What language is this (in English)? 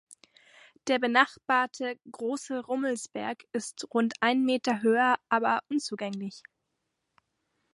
German